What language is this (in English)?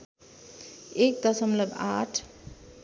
Nepali